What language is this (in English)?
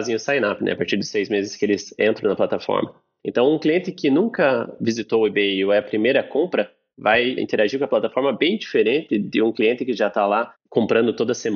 Portuguese